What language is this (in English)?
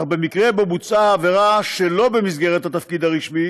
Hebrew